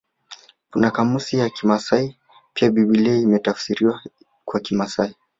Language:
Swahili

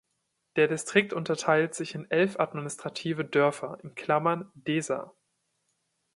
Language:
German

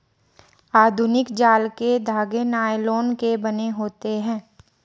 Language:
Hindi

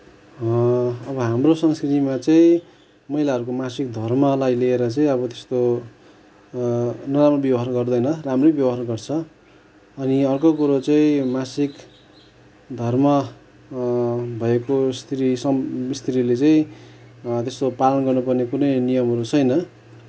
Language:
Nepali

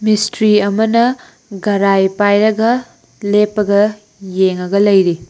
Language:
Manipuri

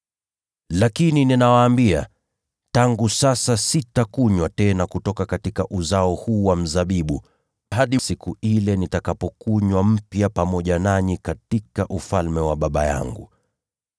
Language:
Swahili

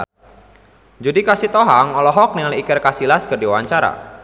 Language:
Sundanese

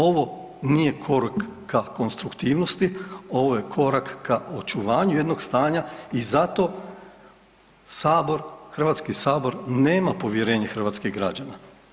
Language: Croatian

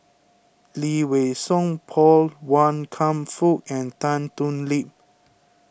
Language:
English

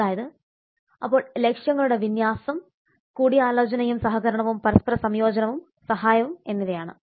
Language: Malayalam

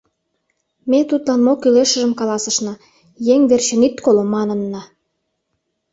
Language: Mari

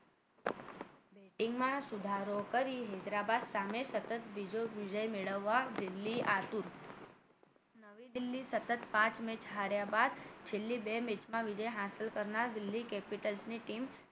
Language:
Gujarati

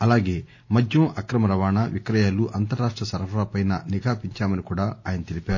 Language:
Telugu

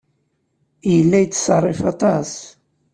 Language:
Kabyle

